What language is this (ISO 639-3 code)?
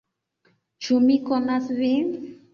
epo